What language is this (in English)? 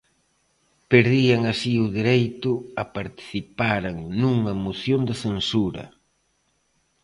Galician